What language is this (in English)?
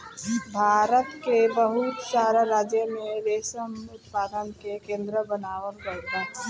Bhojpuri